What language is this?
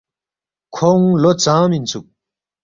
Balti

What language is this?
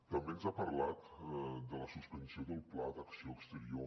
Catalan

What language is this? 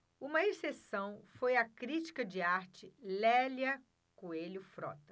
Portuguese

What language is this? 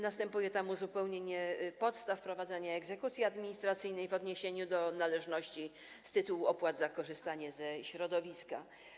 Polish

